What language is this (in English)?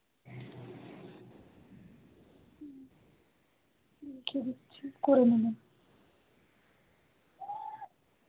Bangla